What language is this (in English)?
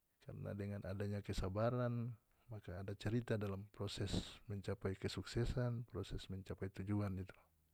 North Moluccan Malay